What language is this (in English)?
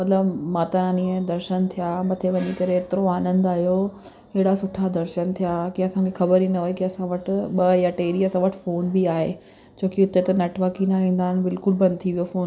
Sindhi